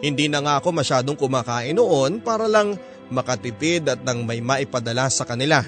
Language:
Filipino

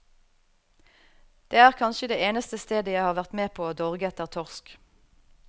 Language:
Norwegian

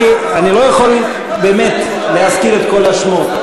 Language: Hebrew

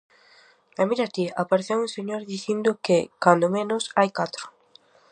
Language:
Galician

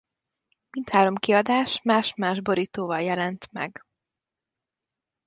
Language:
Hungarian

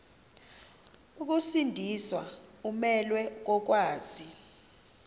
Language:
Xhosa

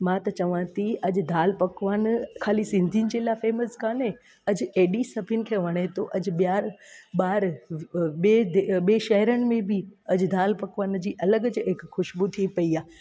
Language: Sindhi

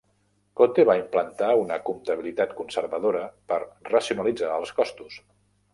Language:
Catalan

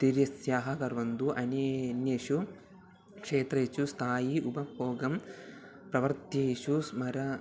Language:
Sanskrit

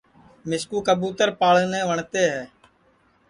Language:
Sansi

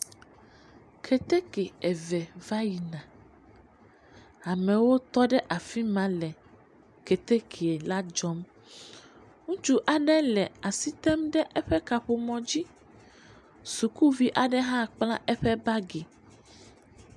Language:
Ewe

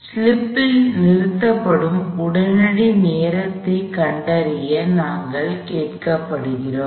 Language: Tamil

